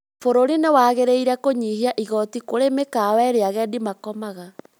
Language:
Kikuyu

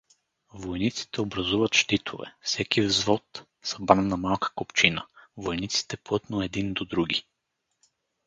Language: Bulgarian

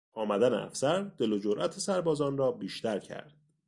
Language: Persian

